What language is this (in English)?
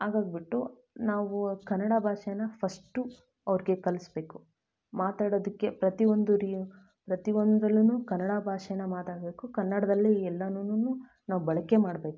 Kannada